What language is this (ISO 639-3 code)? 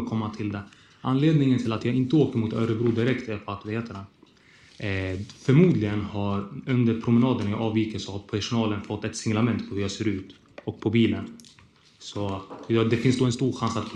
swe